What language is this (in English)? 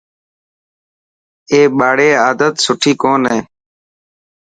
Dhatki